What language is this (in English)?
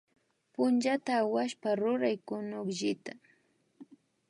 Imbabura Highland Quichua